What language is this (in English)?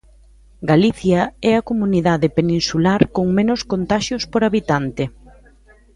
Galician